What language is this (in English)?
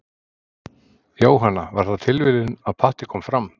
Icelandic